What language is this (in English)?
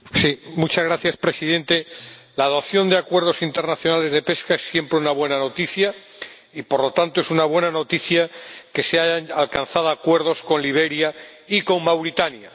Spanish